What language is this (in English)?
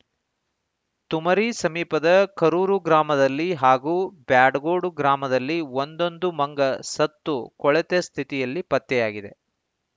Kannada